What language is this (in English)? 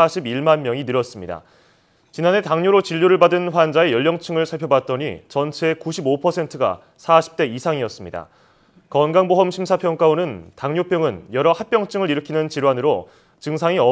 Korean